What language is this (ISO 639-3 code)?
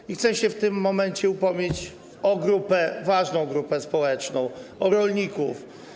pol